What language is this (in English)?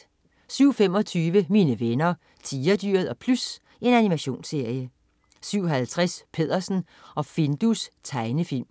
Danish